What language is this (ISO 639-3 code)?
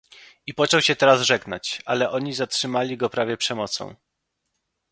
pol